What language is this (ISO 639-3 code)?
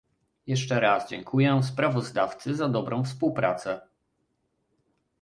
pol